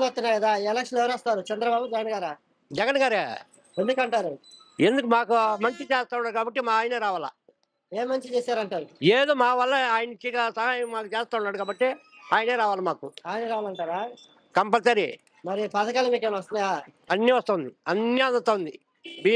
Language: Telugu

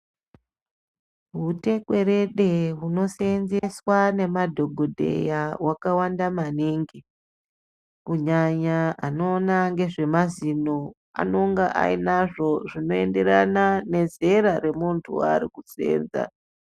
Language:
Ndau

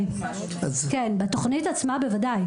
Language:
Hebrew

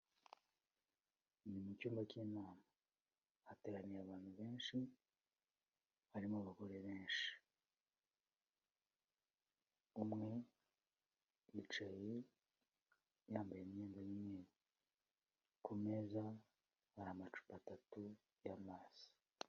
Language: Kinyarwanda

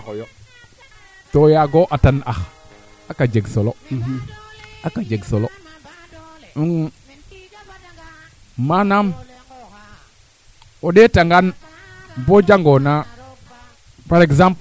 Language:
Serer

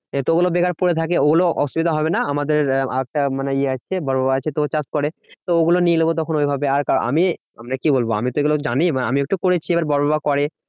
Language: Bangla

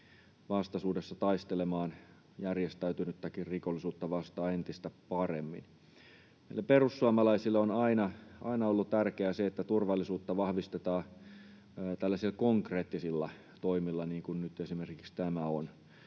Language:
Finnish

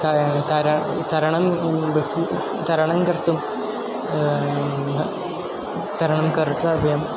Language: Sanskrit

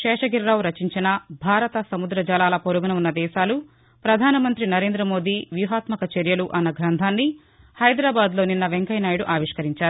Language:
Telugu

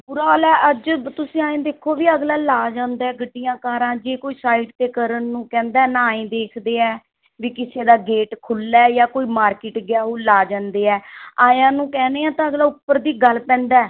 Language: Punjabi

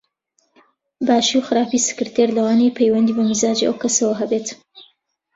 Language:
Central Kurdish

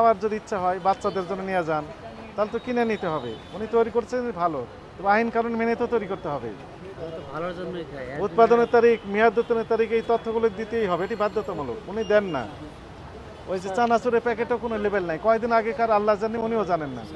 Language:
Bangla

